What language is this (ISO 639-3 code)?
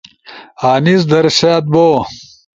ush